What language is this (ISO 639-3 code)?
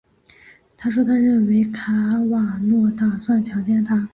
zho